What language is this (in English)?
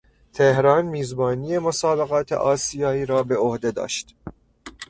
Persian